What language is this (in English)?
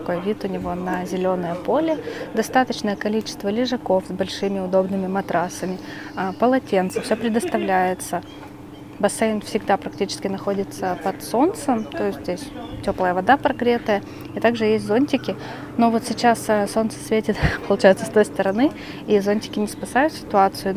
Russian